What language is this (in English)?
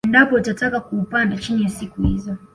Swahili